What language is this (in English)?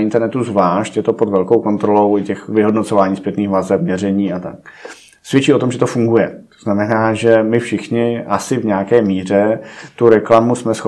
Czech